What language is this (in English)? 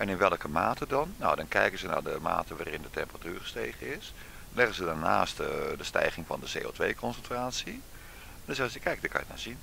Dutch